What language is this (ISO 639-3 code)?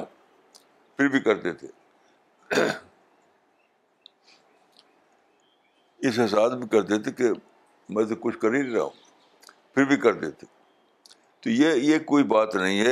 urd